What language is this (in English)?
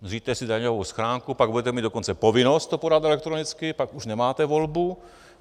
Czech